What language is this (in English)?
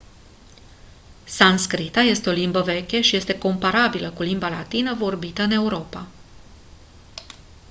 Romanian